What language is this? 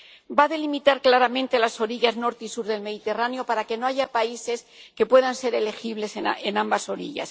Spanish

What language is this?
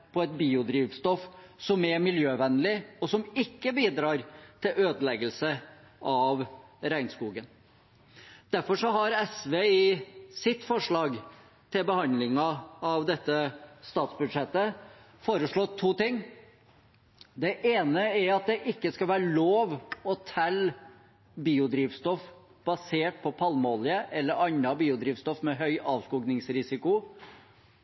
Norwegian Bokmål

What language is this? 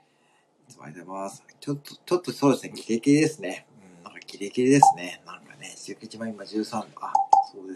Japanese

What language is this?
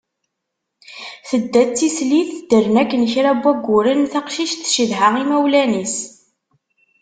Kabyle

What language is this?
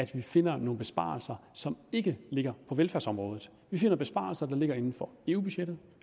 Danish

